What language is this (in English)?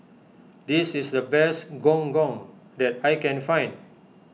English